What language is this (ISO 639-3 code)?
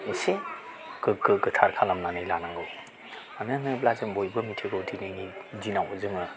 brx